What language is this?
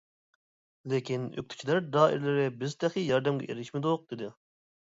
Uyghur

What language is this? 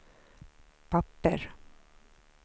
Swedish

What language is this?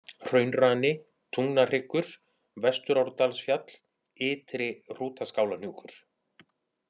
Icelandic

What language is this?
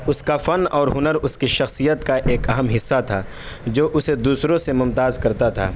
Urdu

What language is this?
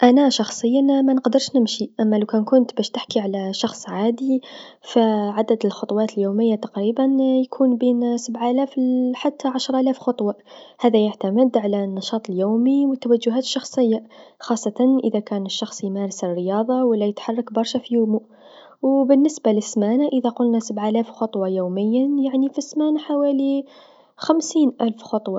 Tunisian Arabic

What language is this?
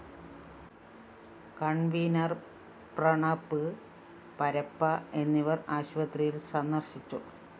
Malayalam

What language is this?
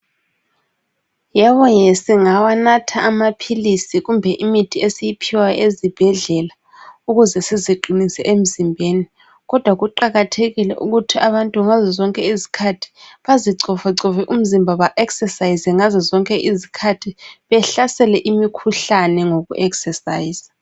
North Ndebele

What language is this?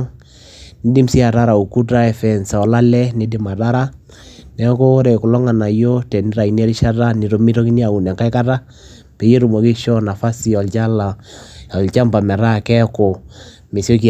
Masai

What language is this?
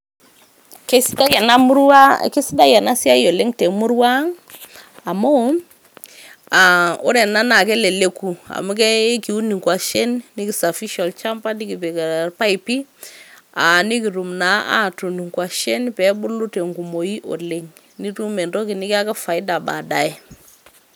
Masai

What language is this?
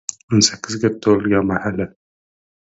Uzbek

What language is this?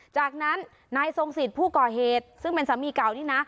Thai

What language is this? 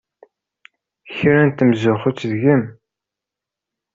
Kabyle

